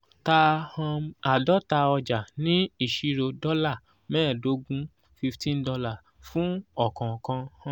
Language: Yoruba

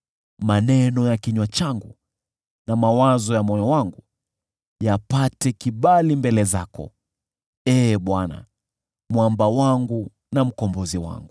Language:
Swahili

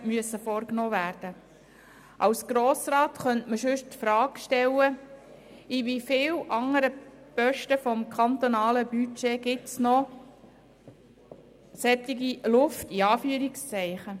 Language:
Swiss German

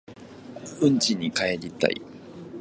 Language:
Japanese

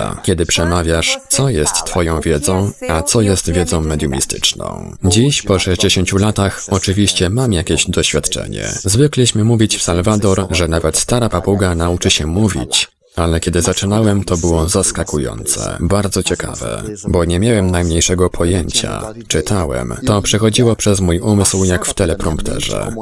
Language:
Polish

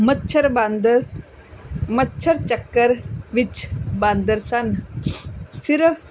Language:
Punjabi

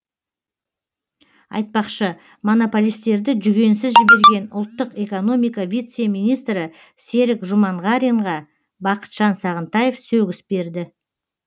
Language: Kazakh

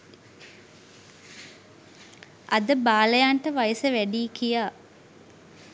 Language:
Sinhala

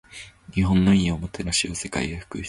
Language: Japanese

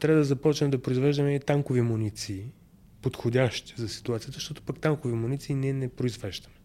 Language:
Bulgarian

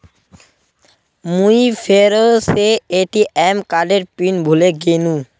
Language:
Magahi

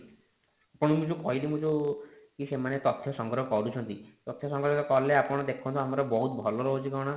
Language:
Odia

